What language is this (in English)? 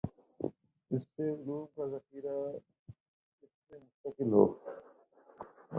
Urdu